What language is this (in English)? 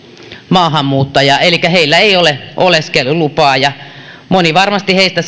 Finnish